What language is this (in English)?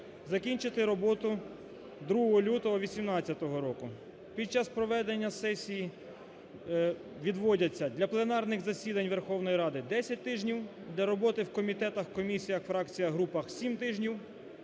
Ukrainian